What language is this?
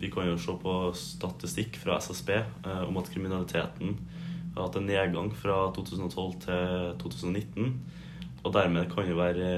Arabic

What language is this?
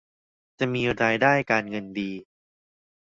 Thai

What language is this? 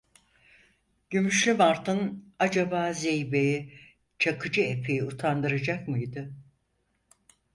Turkish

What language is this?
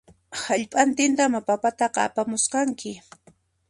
Puno Quechua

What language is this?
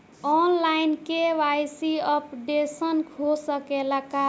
Bhojpuri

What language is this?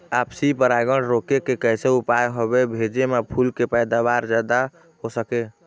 Chhattisgarhi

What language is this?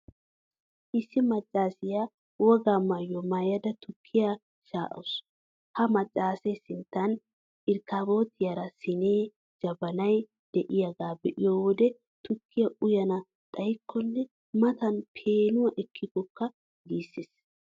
Wolaytta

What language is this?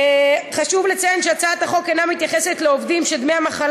Hebrew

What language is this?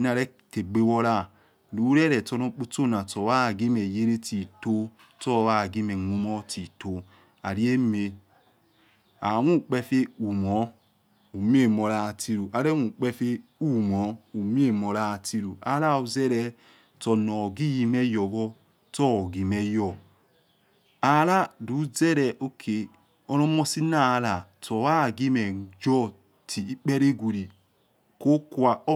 Yekhee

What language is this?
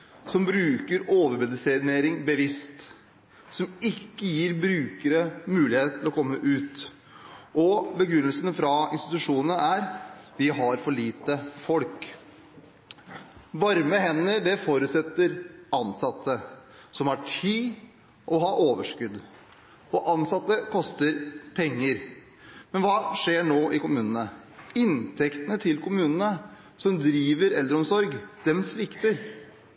Norwegian Bokmål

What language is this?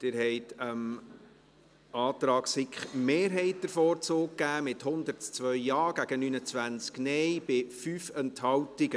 Swiss German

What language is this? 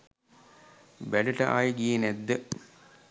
Sinhala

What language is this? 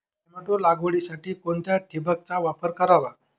Marathi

